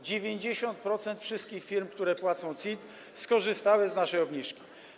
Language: Polish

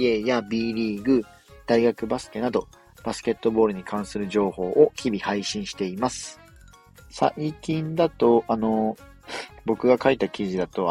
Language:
Japanese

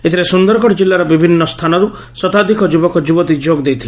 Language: Odia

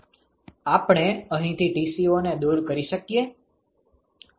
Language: Gujarati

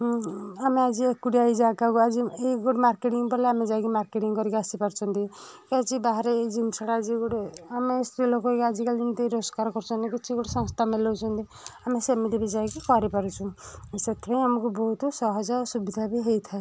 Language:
Odia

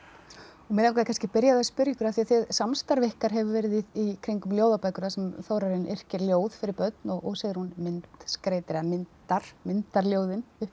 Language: Icelandic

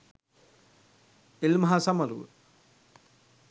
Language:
Sinhala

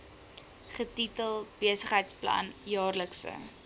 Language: Afrikaans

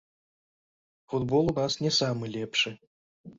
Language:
Belarusian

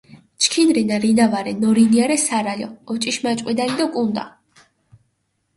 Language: Mingrelian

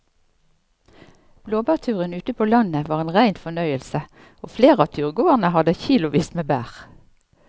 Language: Norwegian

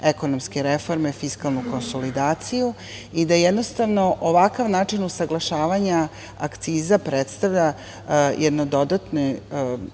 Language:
Serbian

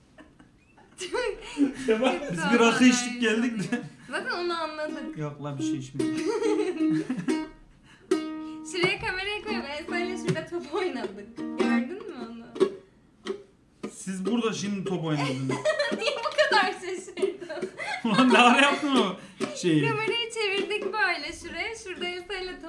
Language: Turkish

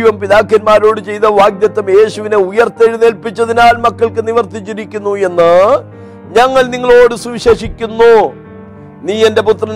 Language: Malayalam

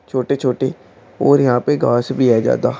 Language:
Hindi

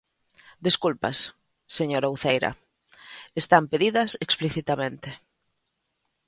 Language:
Galician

